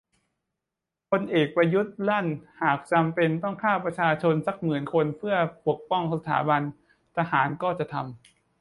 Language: Thai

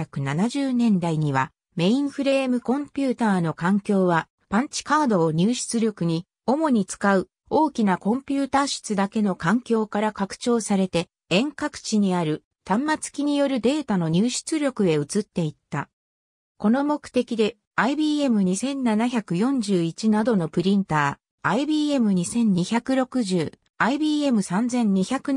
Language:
Japanese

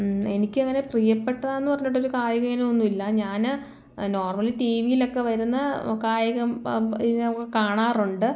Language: Malayalam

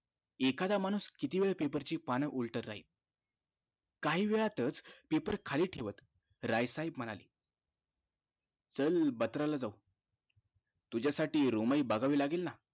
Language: Marathi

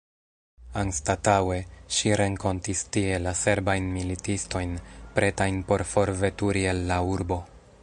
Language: Esperanto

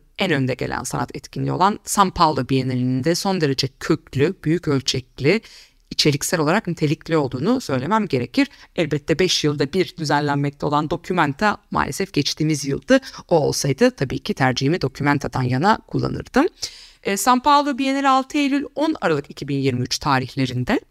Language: Turkish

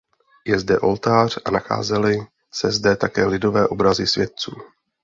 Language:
Czech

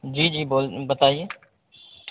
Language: Urdu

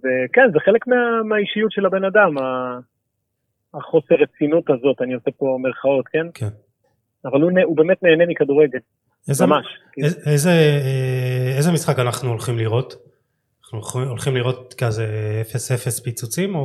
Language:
Hebrew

